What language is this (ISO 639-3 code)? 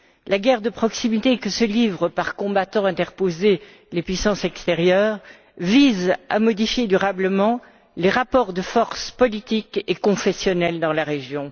fra